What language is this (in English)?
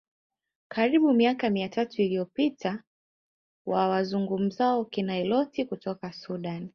Swahili